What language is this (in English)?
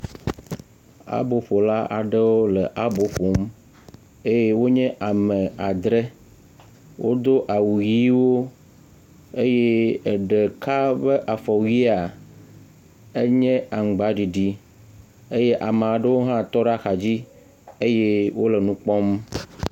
Ewe